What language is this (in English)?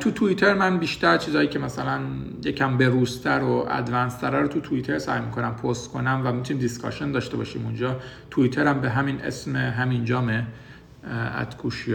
Persian